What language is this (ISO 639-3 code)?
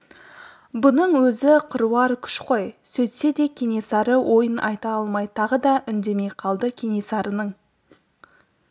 kaz